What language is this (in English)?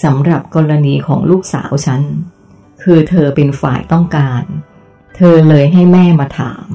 Thai